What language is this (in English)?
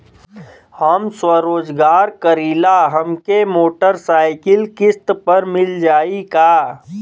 Bhojpuri